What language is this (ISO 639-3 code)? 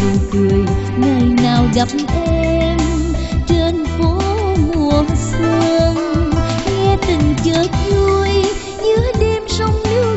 vie